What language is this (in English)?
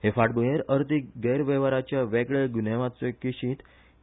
Konkani